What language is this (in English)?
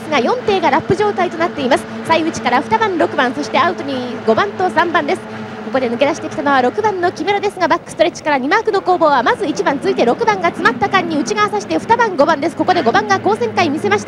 Japanese